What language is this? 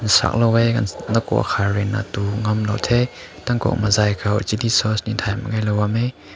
Rongmei Naga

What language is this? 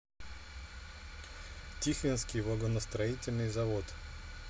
Russian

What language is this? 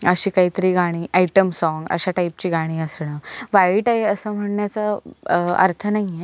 Marathi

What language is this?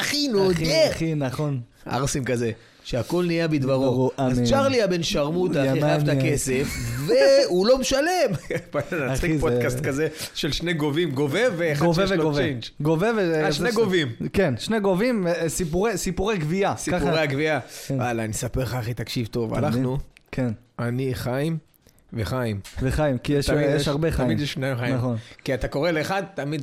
Hebrew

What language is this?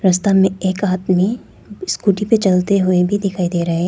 Hindi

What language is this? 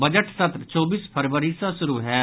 Maithili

